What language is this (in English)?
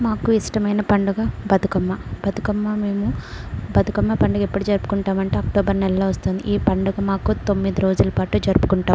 Telugu